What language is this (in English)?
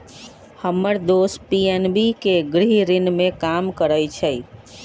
Magahi